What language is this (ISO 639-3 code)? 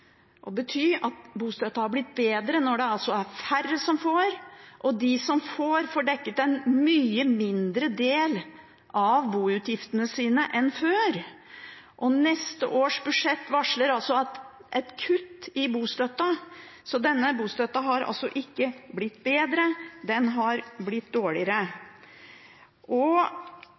nob